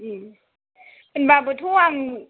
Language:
Bodo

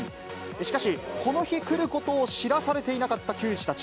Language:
Japanese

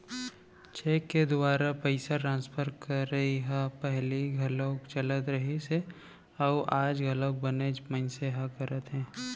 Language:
Chhattisgarhi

